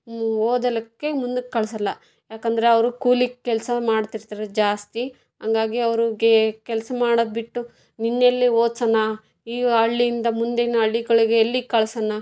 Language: Kannada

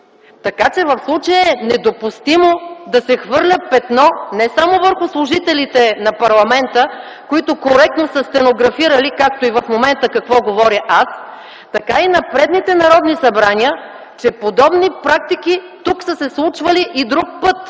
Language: Bulgarian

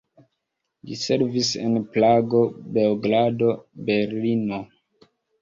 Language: Esperanto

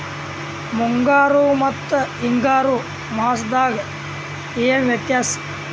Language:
Kannada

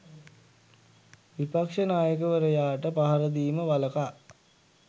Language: Sinhala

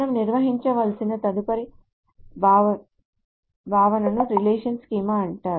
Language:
Telugu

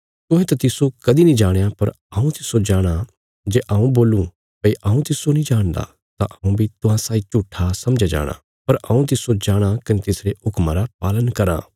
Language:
Bilaspuri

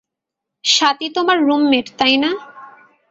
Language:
Bangla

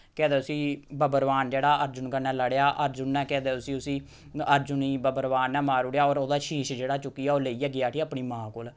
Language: Dogri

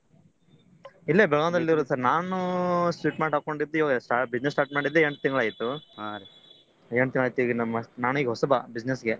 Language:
Kannada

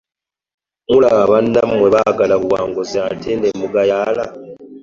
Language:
Ganda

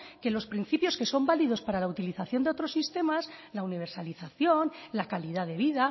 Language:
Spanish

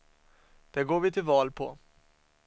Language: Swedish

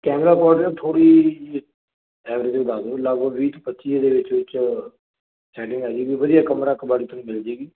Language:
Punjabi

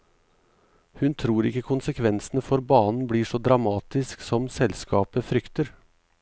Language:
Norwegian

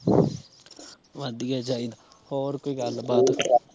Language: Punjabi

